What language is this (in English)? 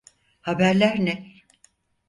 Turkish